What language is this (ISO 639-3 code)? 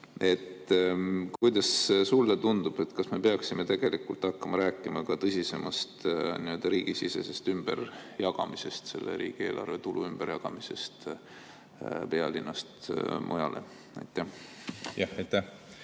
est